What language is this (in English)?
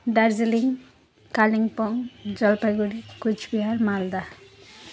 Nepali